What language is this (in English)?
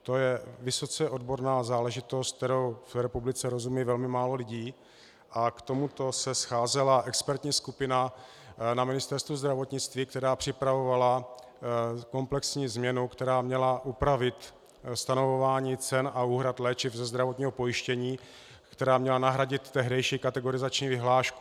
Czech